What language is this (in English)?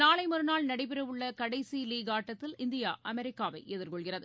Tamil